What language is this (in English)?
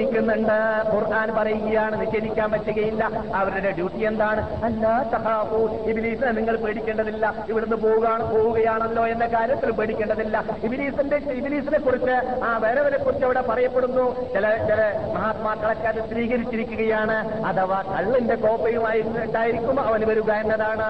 Malayalam